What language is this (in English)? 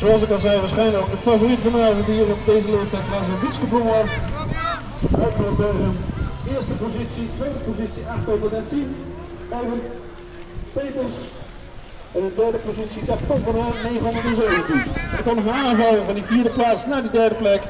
Dutch